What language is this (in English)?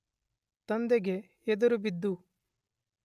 Kannada